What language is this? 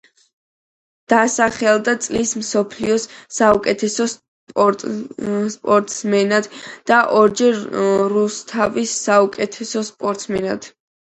Georgian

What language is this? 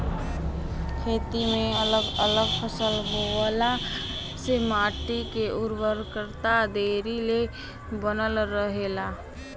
Bhojpuri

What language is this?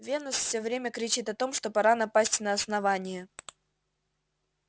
Russian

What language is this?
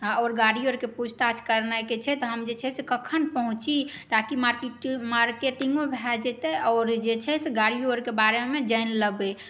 Maithili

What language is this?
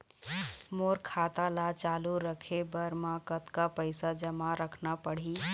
Chhattisgarhi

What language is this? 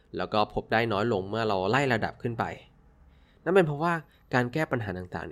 Thai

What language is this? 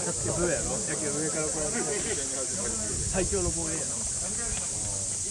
Japanese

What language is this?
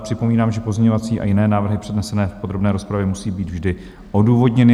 Czech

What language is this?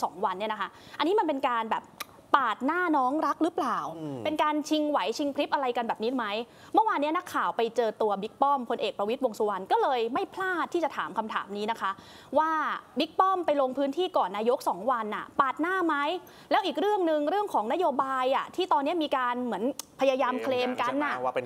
Thai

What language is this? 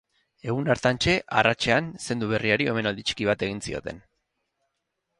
Basque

